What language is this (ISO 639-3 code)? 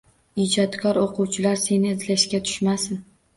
uzb